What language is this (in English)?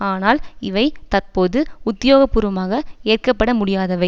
Tamil